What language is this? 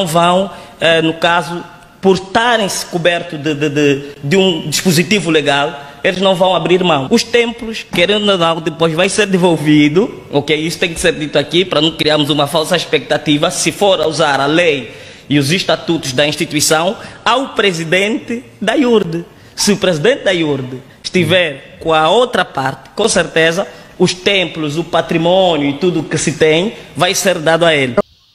Portuguese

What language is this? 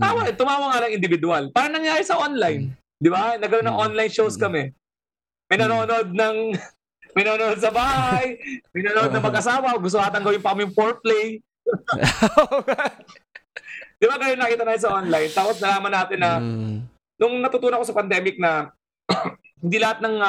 Filipino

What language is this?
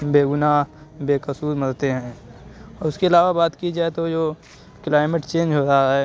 Urdu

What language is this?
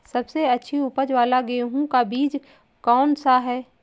Hindi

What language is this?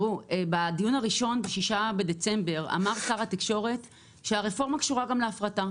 Hebrew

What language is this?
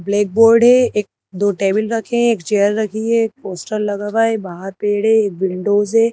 Hindi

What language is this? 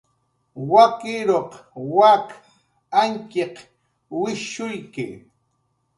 Jaqaru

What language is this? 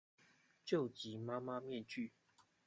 Chinese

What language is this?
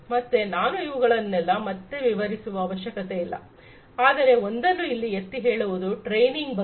Kannada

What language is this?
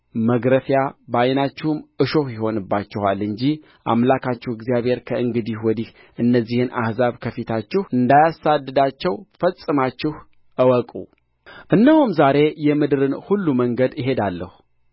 Amharic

